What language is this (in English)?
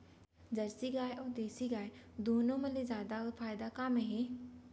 Chhattisgarhi